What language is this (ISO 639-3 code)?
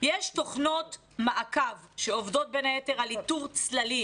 heb